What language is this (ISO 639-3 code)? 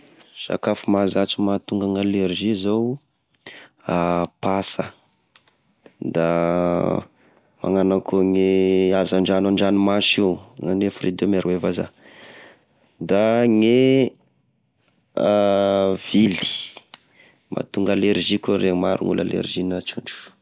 tkg